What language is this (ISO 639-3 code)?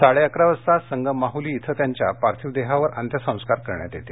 mar